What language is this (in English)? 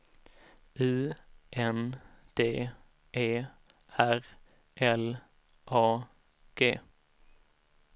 Swedish